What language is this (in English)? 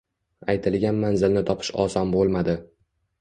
Uzbek